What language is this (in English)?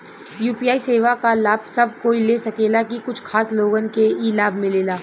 Bhojpuri